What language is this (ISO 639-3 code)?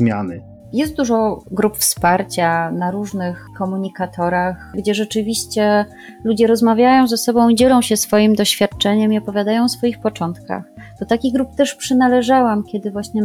pol